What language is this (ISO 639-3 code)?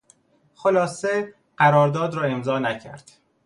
fas